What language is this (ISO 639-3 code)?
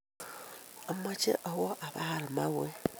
kln